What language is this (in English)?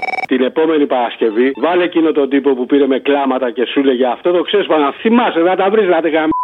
Greek